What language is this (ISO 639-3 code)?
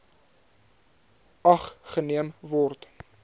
afr